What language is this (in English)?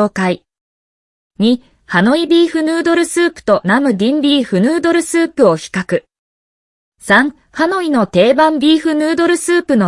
Japanese